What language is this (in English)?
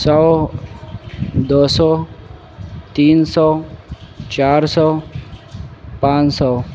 Urdu